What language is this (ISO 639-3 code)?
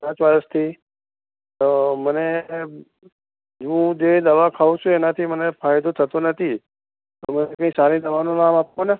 guj